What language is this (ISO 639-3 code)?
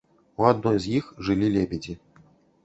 bel